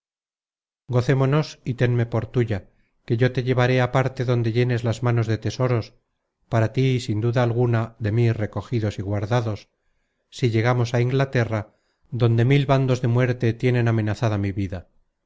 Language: Spanish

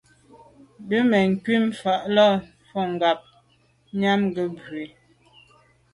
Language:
Medumba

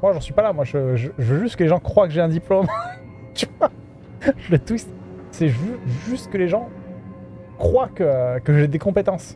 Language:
French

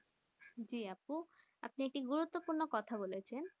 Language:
Bangla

